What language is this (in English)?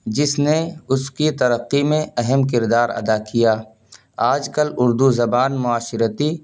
Urdu